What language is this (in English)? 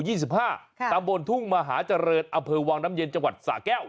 Thai